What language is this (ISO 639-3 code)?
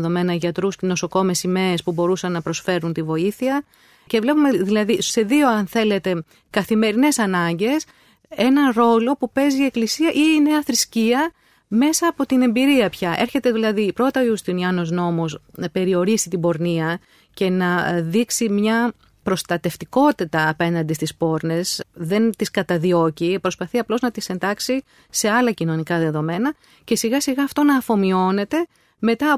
ell